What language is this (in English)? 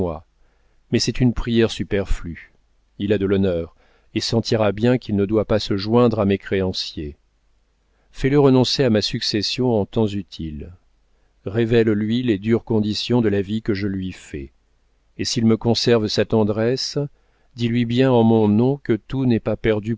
French